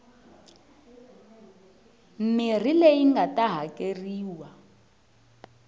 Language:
Tsonga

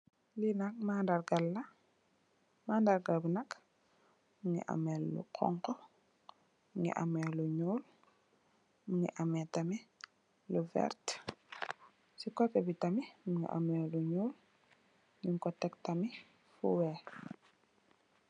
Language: Wolof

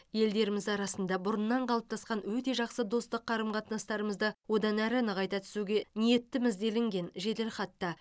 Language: Kazakh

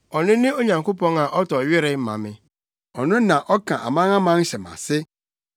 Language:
Akan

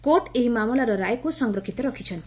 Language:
Odia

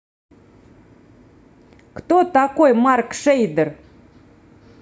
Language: Russian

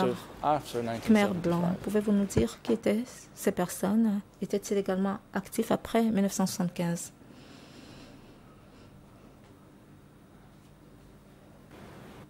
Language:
French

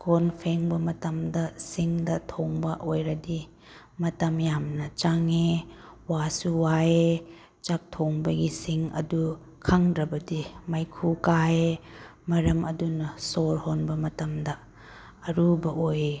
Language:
Manipuri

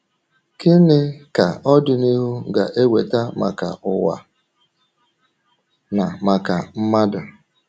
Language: Igbo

